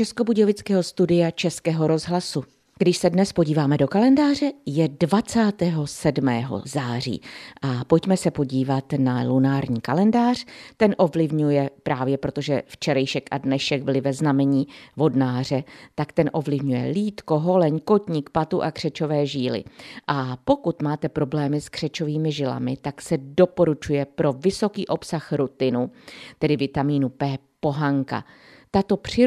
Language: Czech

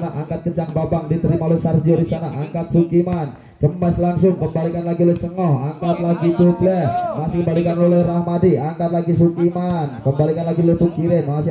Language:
Indonesian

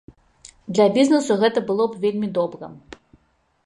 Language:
Belarusian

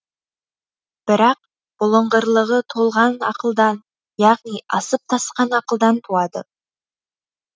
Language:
Kazakh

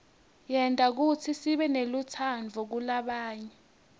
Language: Swati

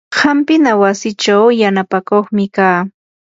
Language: Yanahuanca Pasco Quechua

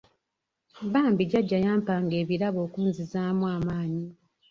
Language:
Ganda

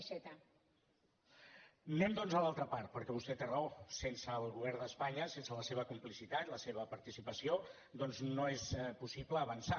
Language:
Catalan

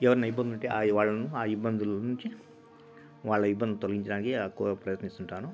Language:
Telugu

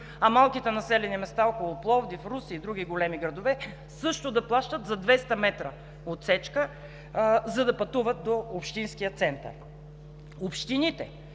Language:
Bulgarian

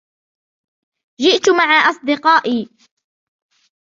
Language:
Arabic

